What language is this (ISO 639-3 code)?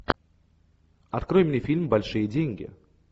rus